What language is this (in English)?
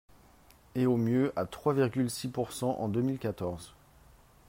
French